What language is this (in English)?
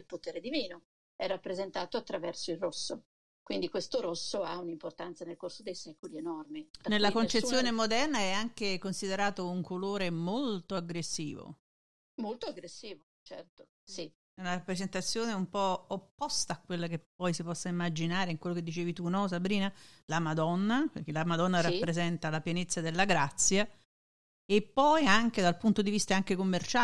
Italian